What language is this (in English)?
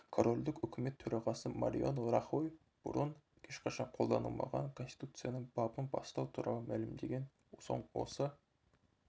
Kazakh